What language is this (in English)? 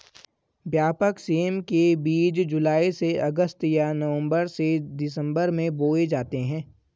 Hindi